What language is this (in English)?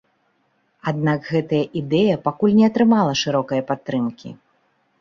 Belarusian